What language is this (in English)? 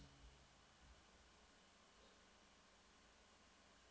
Norwegian